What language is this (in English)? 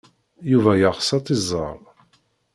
Kabyle